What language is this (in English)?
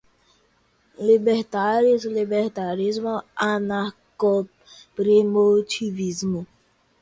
Portuguese